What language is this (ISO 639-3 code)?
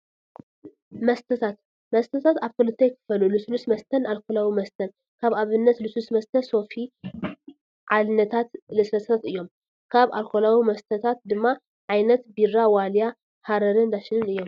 tir